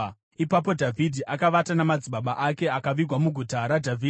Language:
Shona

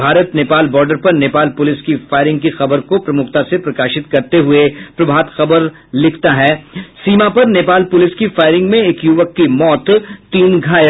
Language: Hindi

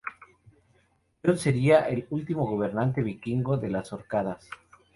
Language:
Spanish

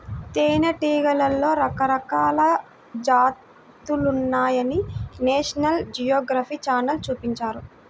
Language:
Telugu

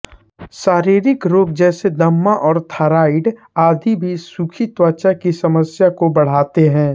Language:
Hindi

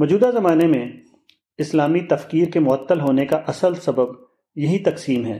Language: Urdu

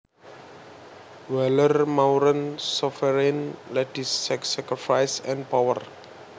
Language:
Javanese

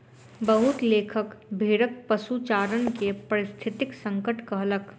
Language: Maithili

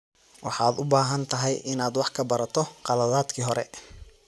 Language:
Somali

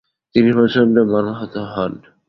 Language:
Bangla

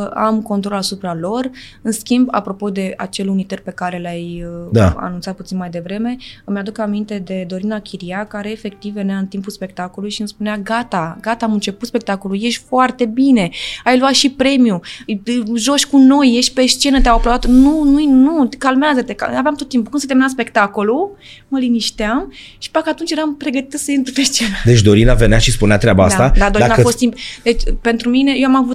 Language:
Romanian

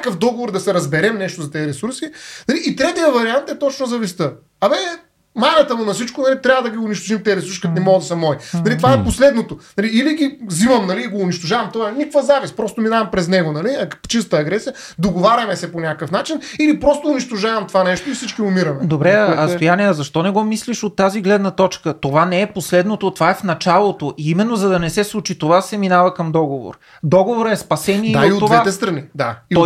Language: Bulgarian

